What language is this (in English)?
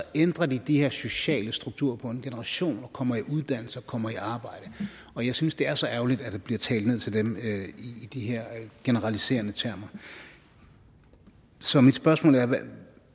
Danish